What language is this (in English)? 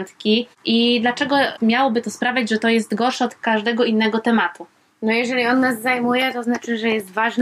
Polish